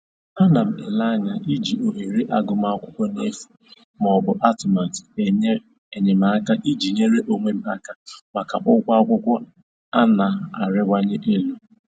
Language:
Igbo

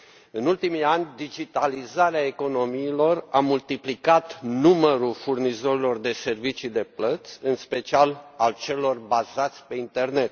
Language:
Romanian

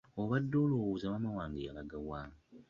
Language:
Ganda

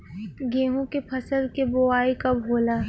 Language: Bhojpuri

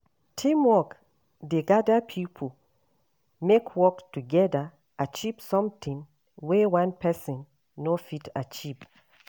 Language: Nigerian Pidgin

